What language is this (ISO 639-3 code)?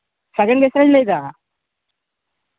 sat